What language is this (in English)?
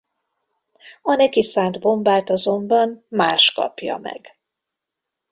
Hungarian